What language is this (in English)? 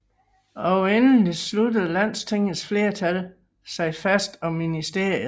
Danish